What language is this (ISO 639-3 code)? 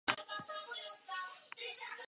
eus